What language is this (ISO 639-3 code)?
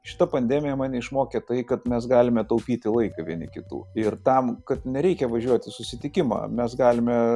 lit